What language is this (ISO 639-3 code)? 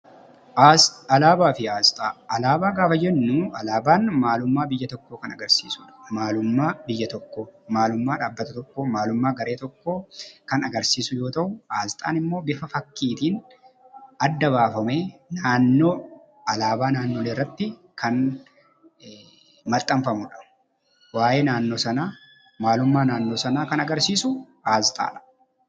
orm